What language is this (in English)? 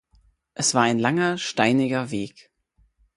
German